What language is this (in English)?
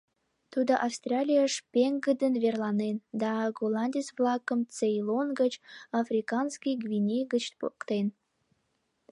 Mari